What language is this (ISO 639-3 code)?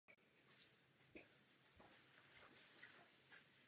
ces